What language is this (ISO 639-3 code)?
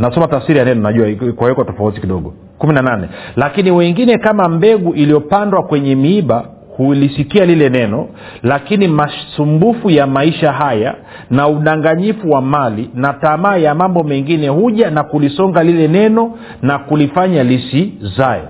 swa